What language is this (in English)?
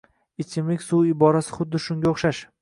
Uzbek